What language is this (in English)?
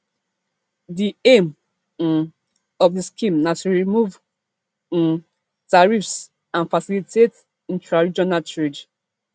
Nigerian Pidgin